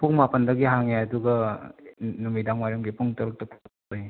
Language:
Manipuri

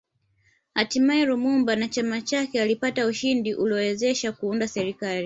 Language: Swahili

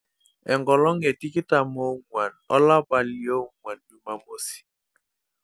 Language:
Masai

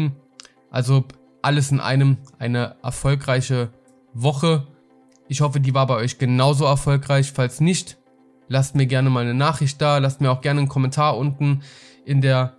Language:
German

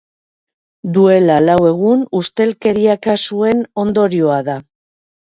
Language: Basque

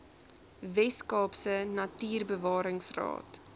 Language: Afrikaans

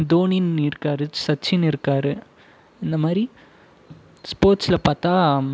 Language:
Tamil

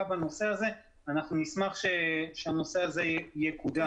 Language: Hebrew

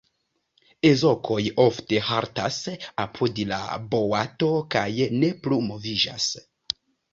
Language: Esperanto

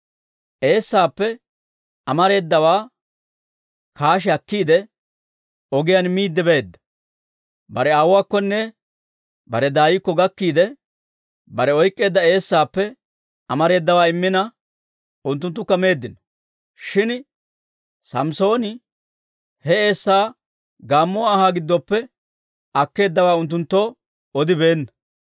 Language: Dawro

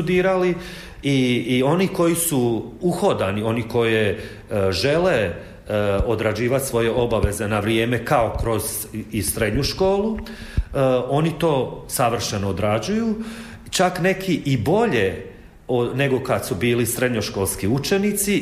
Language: Croatian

